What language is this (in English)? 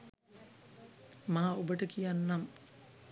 Sinhala